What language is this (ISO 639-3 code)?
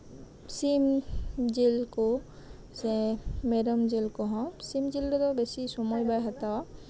sat